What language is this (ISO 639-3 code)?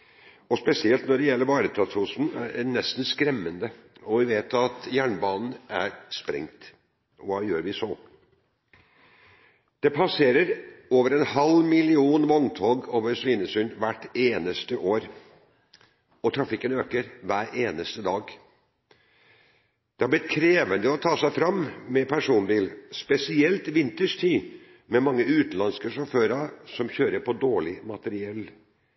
nob